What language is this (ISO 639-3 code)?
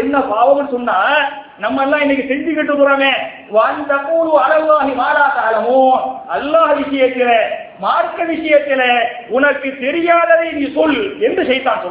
tam